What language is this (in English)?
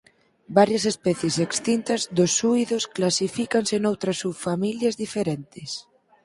Galician